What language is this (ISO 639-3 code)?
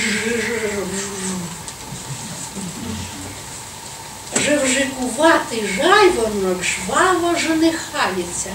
ukr